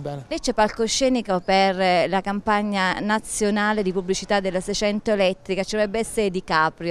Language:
Italian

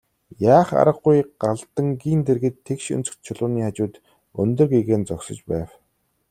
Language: Mongolian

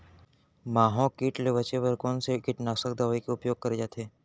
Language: Chhattisgarhi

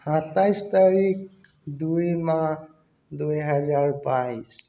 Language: Assamese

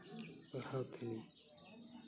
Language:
Santali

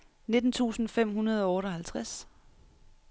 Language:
Danish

